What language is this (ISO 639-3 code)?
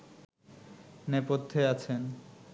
ben